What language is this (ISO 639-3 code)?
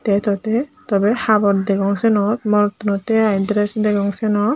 ccp